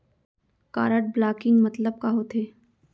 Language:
Chhattisgarhi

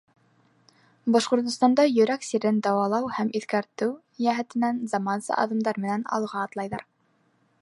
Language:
Bashkir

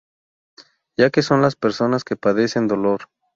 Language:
Spanish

